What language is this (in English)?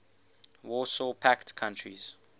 English